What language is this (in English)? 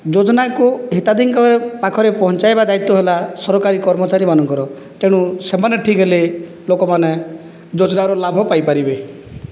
Odia